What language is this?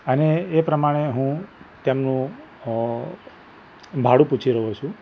Gujarati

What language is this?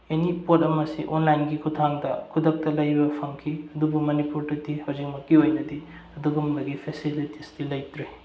Manipuri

